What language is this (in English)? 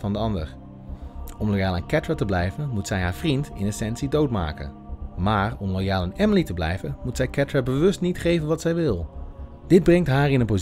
Dutch